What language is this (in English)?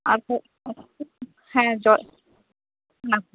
Santali